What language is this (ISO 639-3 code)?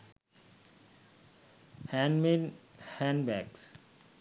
sin